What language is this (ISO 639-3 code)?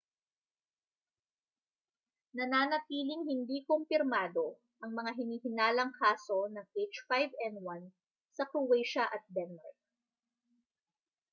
fil